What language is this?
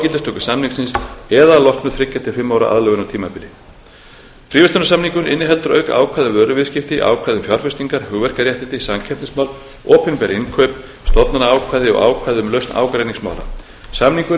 Icelandic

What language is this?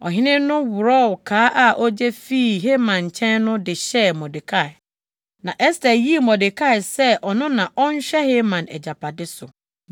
Akan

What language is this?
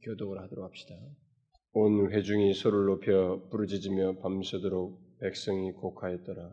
Korean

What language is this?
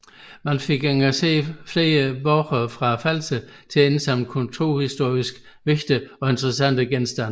Danish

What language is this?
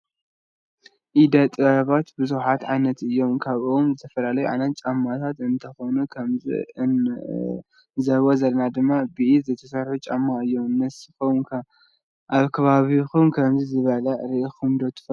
Tigrinya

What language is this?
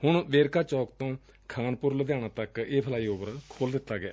Punjabi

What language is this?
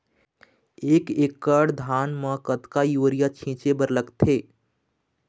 Chhattisgarhi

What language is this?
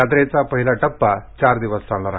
Marathi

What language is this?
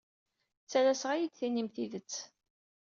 Kabyle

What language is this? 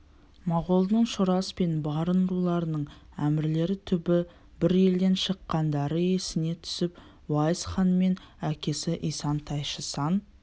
Kazakh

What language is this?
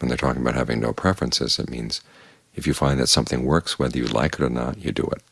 English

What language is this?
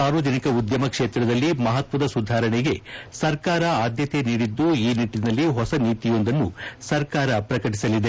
Kannada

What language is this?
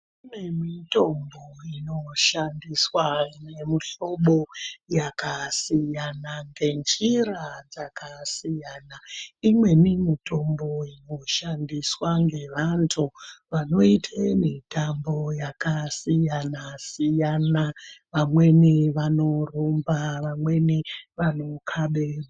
Ndau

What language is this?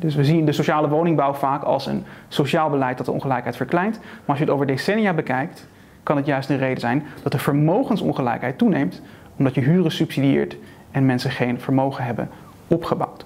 Dutch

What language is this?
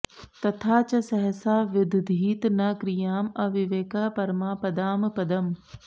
Sanskrit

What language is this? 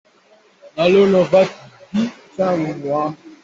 Hakha Chin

